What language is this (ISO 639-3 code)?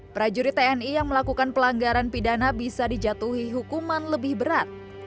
ind